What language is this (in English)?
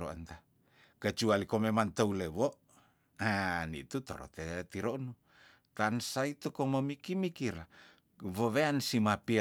Tondano